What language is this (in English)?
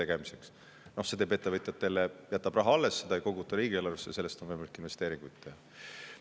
Estonian